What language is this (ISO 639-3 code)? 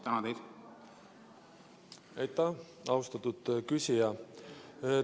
est